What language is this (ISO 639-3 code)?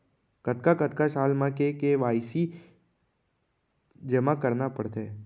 hne